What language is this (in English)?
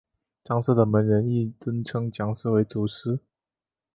Chinese